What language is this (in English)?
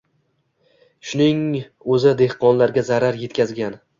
Uzbek